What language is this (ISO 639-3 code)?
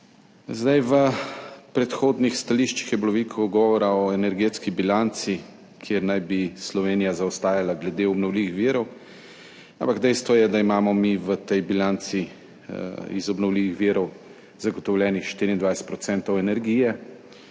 slv